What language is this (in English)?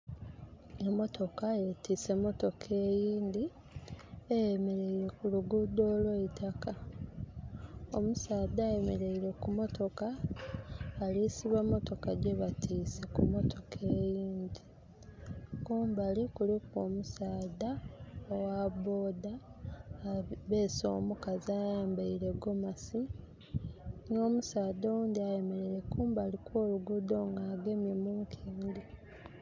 Soga